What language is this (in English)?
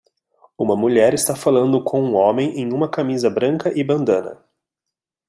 Portuguese